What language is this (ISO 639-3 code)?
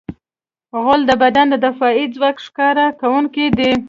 pus